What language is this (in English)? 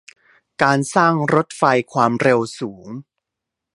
Thai